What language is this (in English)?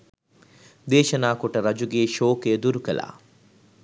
Sinhala